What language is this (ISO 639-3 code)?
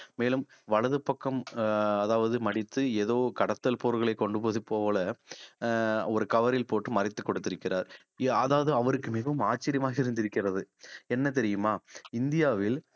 tam